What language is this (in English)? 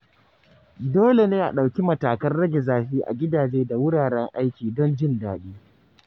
Hausa